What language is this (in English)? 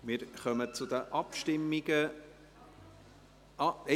Swiss German